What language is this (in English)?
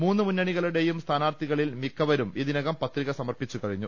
Malayalam